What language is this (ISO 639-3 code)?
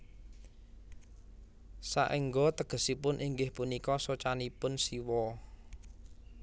jav